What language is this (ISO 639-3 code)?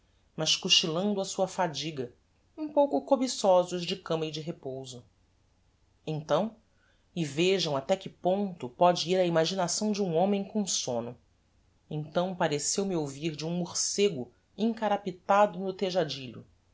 por